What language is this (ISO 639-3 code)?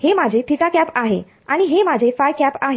mar